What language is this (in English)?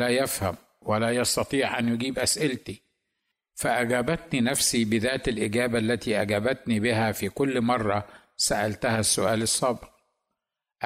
Arabic